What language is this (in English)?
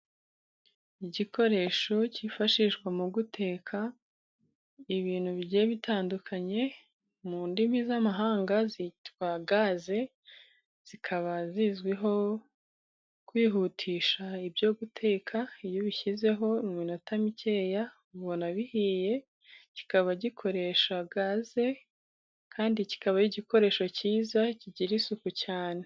Kinyarwanda